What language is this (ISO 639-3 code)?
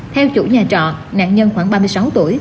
vie